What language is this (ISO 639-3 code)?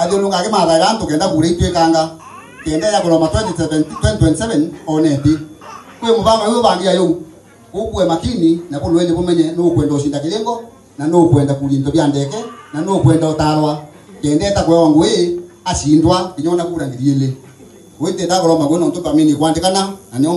ind